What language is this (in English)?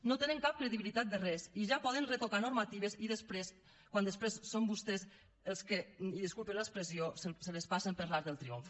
Catalan